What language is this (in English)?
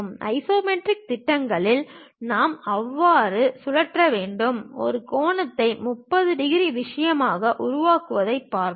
Tamil